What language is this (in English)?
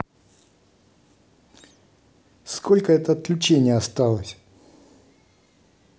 Russian